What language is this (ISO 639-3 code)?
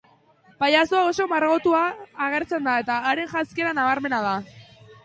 eus